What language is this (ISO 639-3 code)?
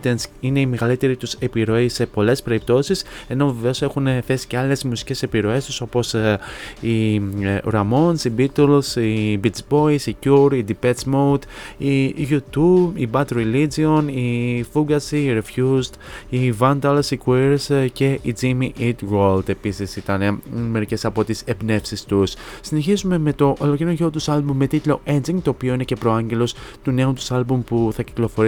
ell